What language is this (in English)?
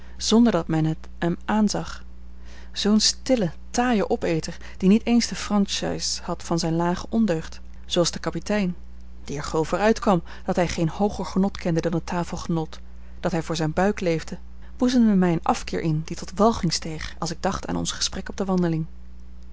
Dutch